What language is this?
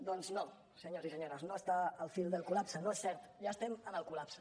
Catalan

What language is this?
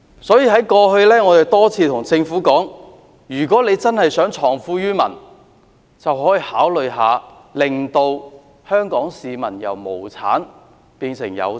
Cantonese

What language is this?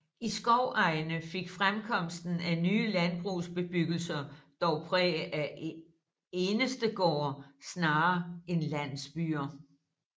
Danish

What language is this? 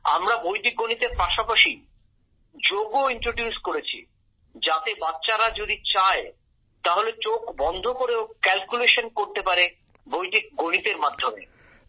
Bangla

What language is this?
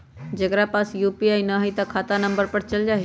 Magahi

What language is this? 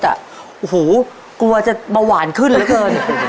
Thai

